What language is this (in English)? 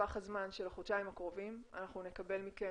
Hebrew